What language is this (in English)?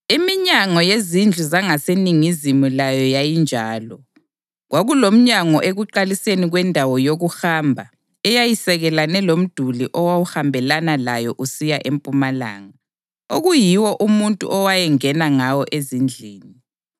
North Ndebele